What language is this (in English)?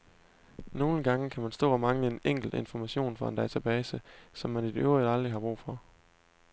Danish